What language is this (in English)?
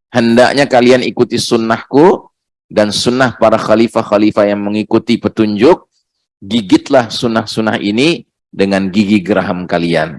Indonesian